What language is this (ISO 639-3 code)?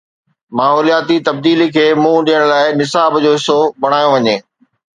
snd